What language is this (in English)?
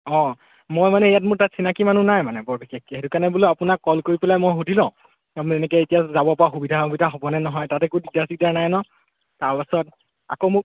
Assamese